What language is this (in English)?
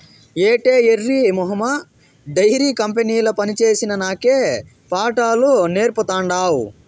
Telugu